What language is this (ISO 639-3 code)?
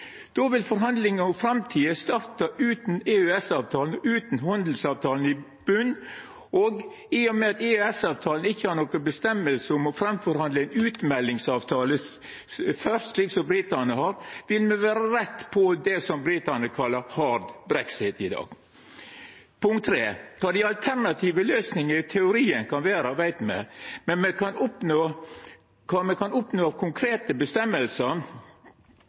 nno